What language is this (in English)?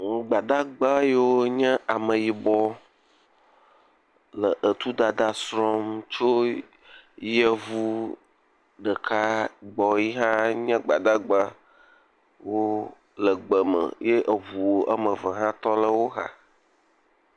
Ewe